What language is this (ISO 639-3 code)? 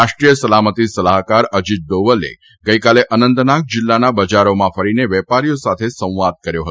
guj